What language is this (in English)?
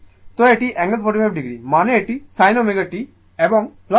Bangla